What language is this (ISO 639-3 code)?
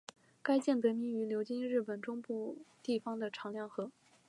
zho